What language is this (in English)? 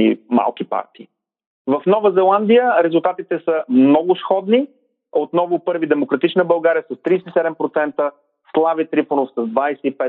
Bulgarian